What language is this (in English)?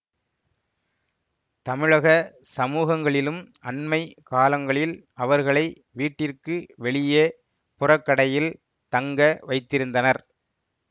Tamil